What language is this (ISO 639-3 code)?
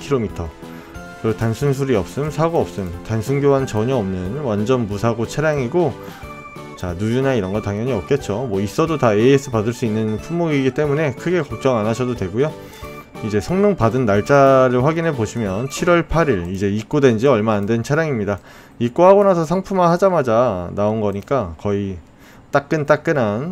kor